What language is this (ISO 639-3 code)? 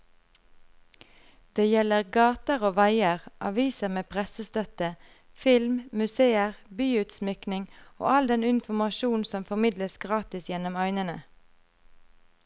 nor